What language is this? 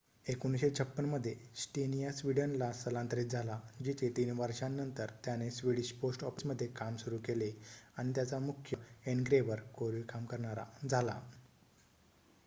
Marathi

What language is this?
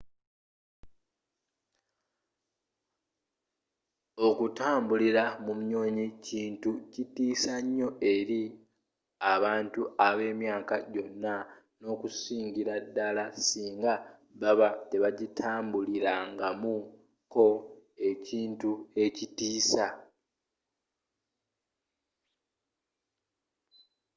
Ganda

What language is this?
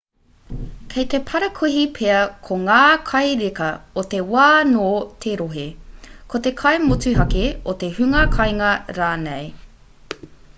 Māori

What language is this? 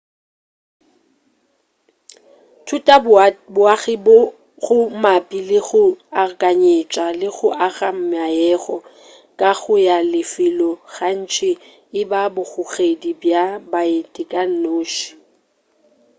Northern Sotho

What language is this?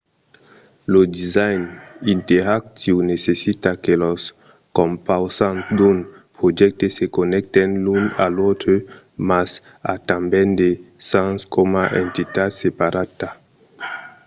Occitan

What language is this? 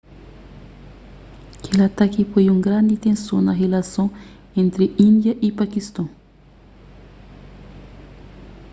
Kabuverdianu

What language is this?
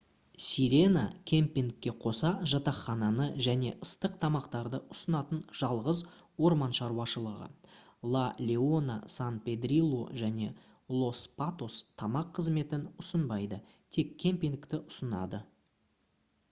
Kazakh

